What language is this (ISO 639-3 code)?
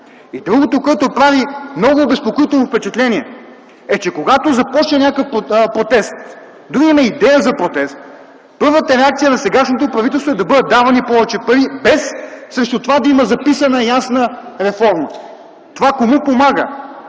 bul